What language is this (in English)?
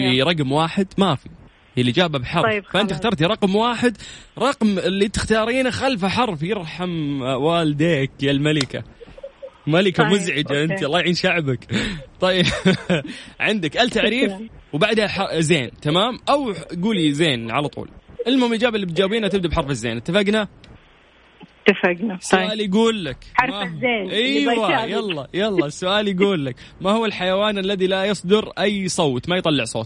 Arabic